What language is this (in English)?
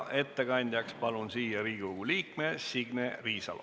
Estonian